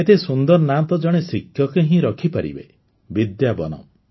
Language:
Odia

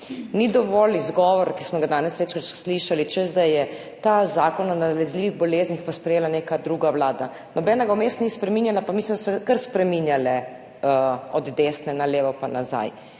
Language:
Slovenian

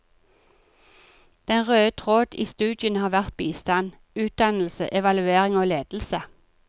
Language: Norwegian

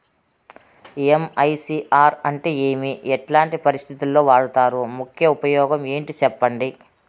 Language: Telugu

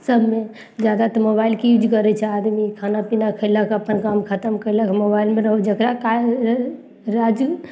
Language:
Maithili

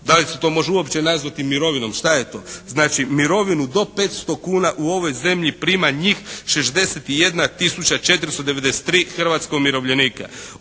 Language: Croatian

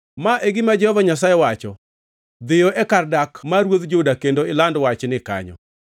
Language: Luo (Kenya and Tanzania)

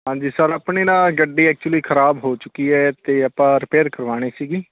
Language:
Punjabi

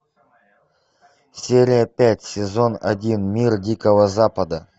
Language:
Russian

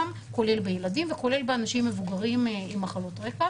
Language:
Hebrew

